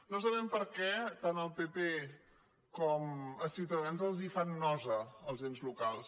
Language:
Catalan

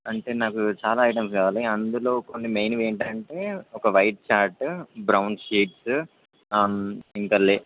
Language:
Telugu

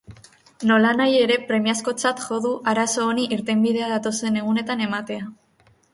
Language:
Basque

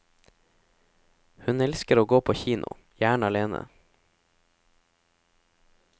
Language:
Norwegian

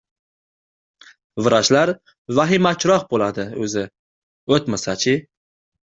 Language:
Uzbek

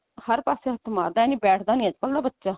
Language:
Punjabi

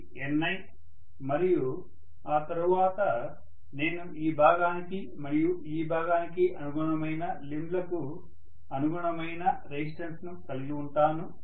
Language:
Telugu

